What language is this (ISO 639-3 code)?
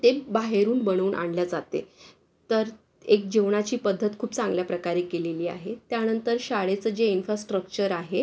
mar